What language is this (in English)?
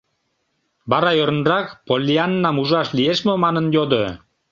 Mari